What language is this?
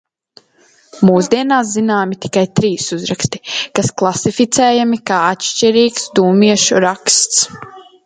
Latvian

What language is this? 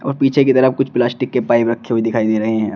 Hindi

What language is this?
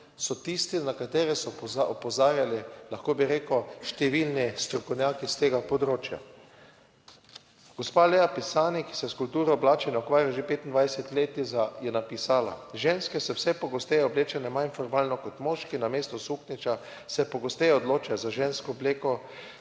Slovenian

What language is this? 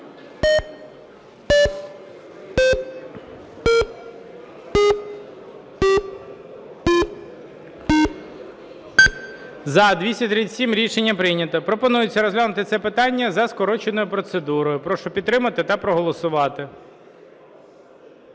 Ukrainian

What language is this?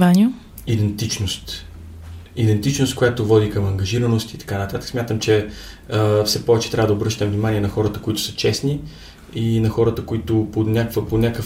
Bulgarian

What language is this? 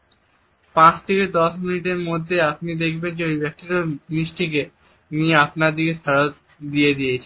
Bangla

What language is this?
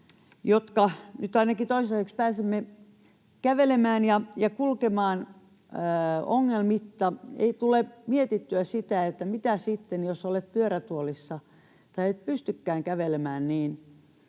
Finnish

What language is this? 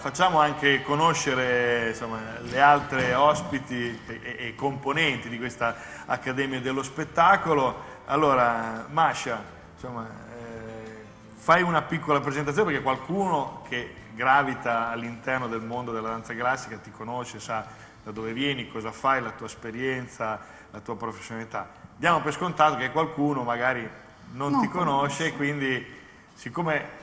Italian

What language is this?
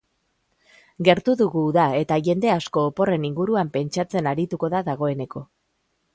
Basque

